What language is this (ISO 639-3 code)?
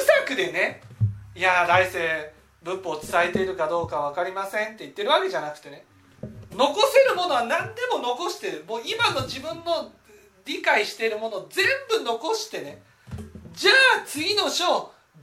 jpn